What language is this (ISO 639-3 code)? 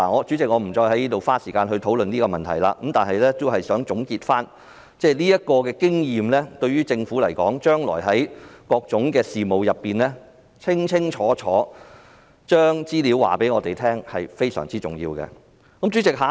yue